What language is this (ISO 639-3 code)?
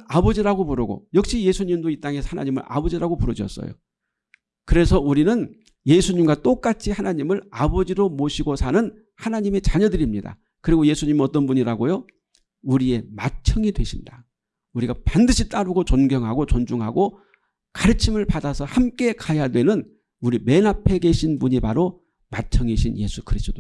kor